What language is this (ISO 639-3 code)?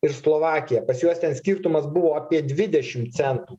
lit